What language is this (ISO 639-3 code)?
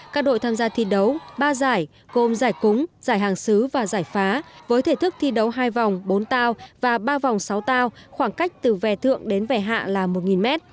vie